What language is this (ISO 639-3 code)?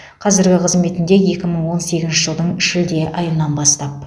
kaz